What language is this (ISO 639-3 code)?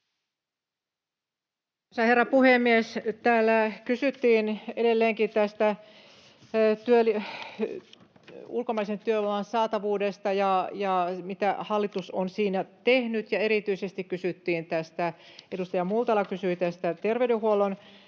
fin